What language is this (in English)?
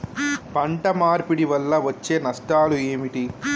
Telugu